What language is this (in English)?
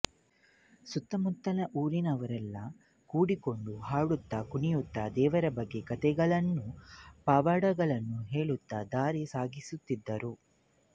Kannada